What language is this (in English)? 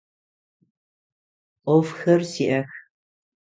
Adyghe